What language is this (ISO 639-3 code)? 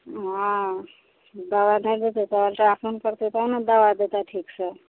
mai